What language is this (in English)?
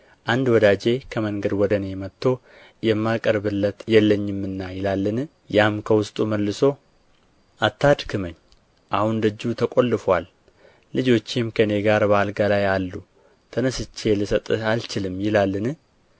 Amharic